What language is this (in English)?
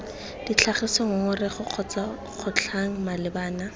Tswana